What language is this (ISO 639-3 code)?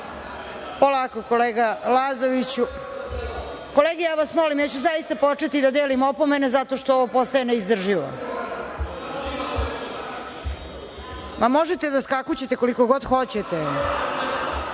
srp